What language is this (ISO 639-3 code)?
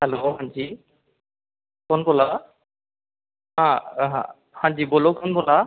doi